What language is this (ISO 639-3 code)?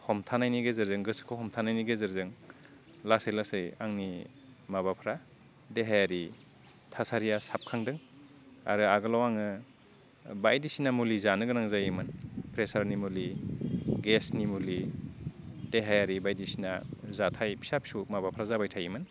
brx